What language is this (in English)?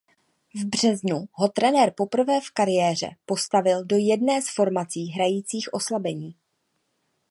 Czech